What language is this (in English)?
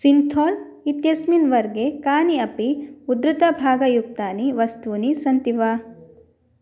Sanskrit